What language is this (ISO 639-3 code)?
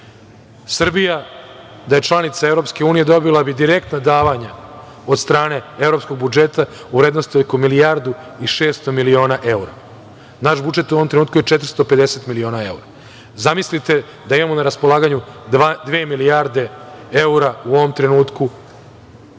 srp